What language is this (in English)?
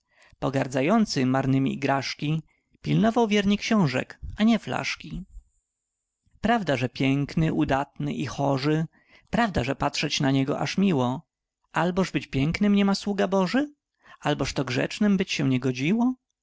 Polish